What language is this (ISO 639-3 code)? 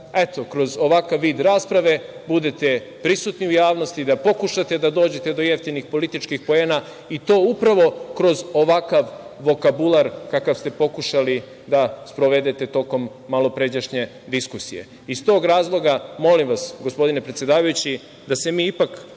srp